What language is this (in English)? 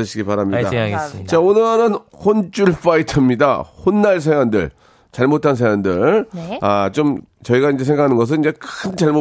Korean